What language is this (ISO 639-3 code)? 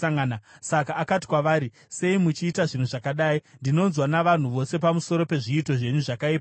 sna